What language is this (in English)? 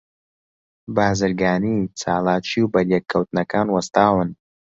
Central Kurdish